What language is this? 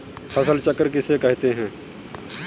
Hindi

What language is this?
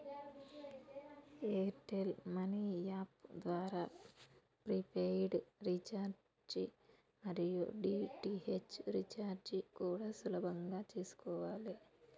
Telugu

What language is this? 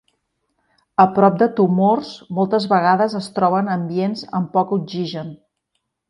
Catalan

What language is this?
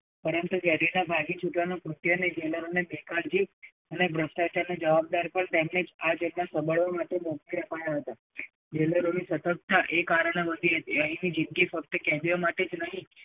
Gujarati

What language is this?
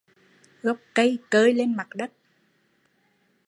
Vietnamese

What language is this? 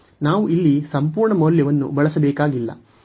Kannada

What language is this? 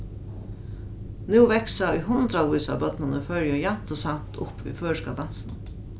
Faroese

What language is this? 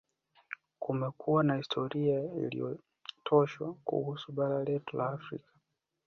Swahili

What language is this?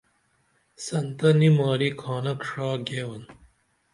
Dameli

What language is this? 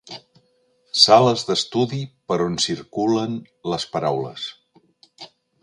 Catalan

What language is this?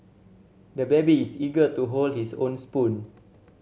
English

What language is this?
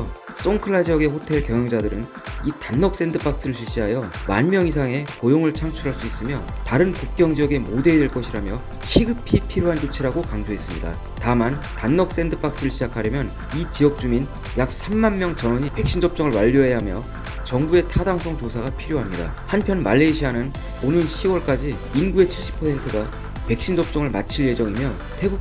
Korean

